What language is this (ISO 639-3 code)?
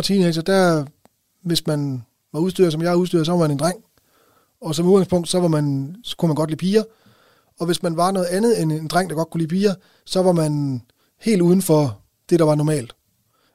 dan